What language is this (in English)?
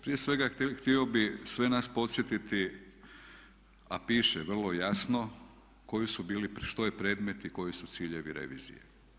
Croatian